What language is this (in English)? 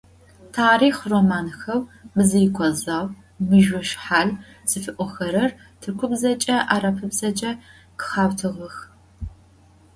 Adyghe